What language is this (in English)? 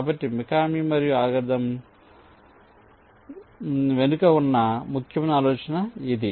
Telugu